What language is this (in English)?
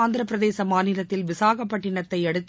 Tamil